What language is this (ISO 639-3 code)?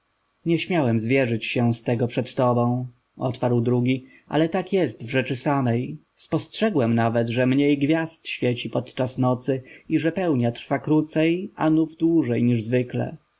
pol